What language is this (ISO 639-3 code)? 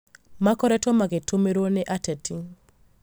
kik